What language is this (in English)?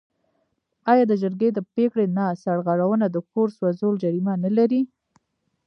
Pashto